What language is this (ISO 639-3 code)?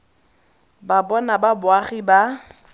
tsn